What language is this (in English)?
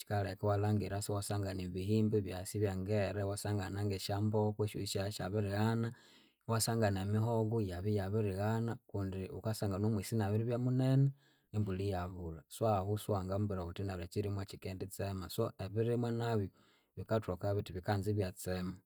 Konzo